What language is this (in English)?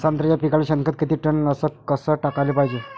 Marathi